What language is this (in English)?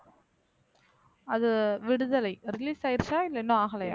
Tamil